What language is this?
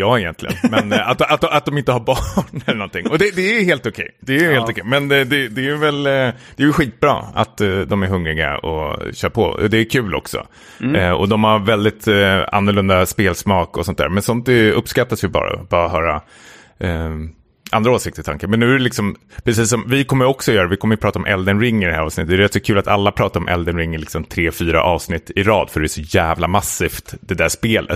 Swedish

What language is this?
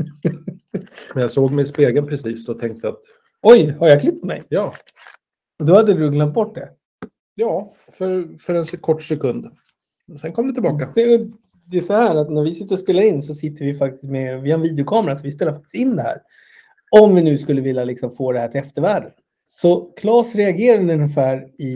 Swedish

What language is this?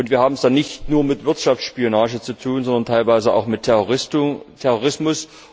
German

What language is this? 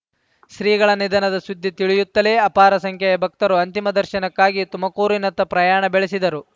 Kannada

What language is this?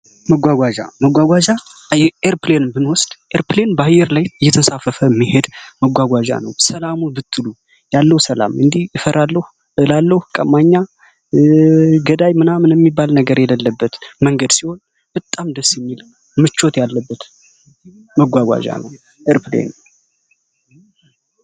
Amharic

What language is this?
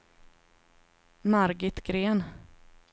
Swedish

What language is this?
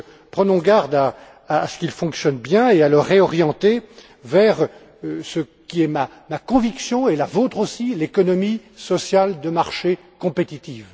French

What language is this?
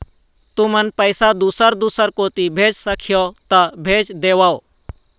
Chhattisgarhi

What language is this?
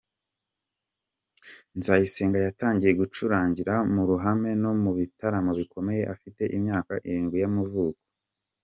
Kinyarwanda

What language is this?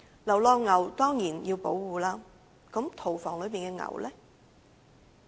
Cantonese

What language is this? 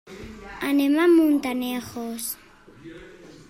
Catalan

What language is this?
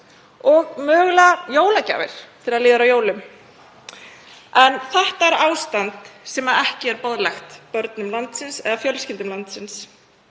Icelandic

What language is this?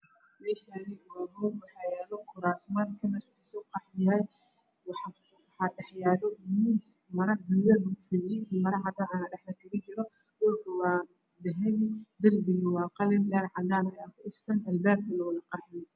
Somali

